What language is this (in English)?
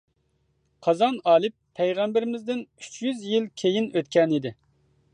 Uyghur